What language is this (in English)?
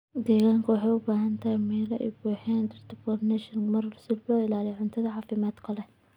Somali